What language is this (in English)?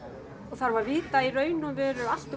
Icelandic